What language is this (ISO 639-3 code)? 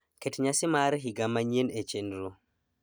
luo